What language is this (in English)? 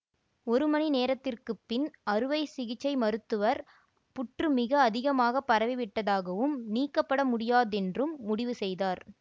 Tamil